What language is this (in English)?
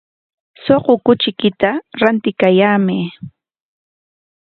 Corongo Ancash Quechua